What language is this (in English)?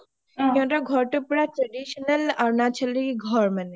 Assamese